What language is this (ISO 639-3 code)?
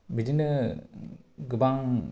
brx